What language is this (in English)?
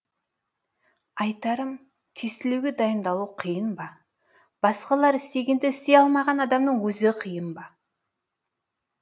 Kazakh